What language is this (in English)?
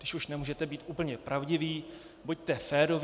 Czech